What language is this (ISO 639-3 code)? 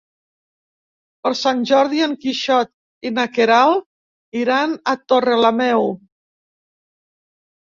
cat